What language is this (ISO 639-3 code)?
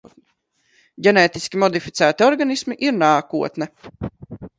lav